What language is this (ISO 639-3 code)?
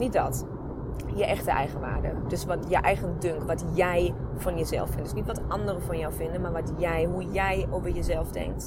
nld